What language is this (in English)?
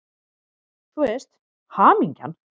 Icelandic